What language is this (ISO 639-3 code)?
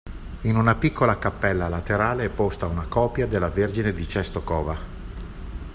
ita